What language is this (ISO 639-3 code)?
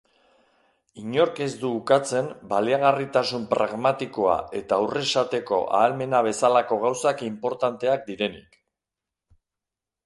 eus